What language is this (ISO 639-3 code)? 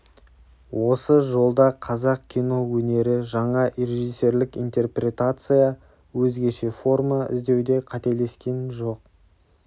kaz